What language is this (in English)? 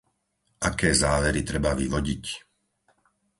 Slovak